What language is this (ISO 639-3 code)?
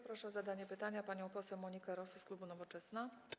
pol